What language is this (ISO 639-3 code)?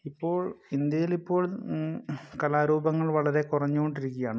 mal